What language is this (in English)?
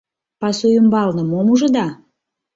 Mari